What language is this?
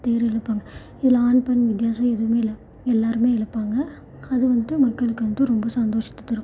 Tamil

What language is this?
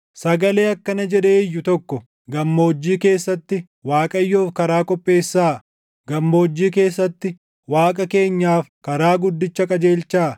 Oromo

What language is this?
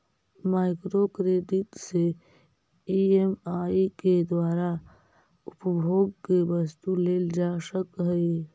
Magahi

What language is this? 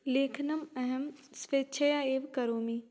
Sanskrit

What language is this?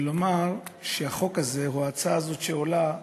Hebrew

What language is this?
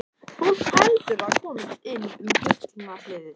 Icelandic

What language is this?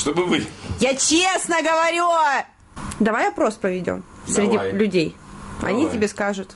Russian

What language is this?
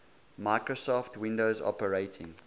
English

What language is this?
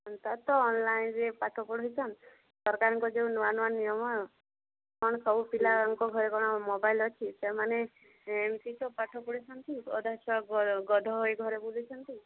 Odia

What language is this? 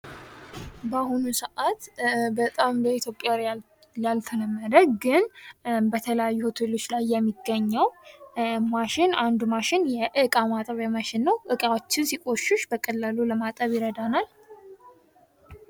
Amharic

